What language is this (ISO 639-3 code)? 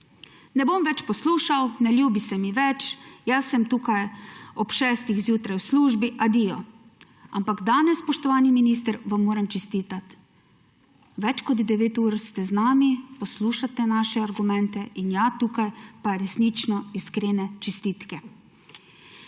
slv